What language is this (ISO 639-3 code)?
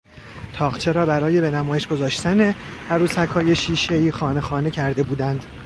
fas